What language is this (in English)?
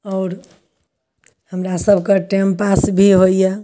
Maithili